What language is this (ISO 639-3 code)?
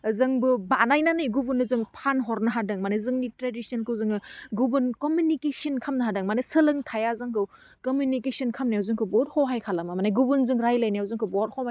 brx